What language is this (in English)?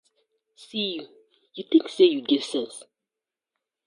Nigerian Pidgin